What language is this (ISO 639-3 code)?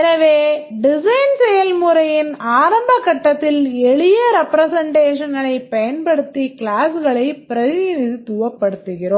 tam